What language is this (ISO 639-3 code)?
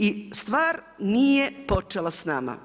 hrv